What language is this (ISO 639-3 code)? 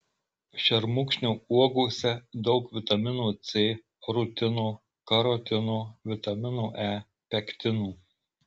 lit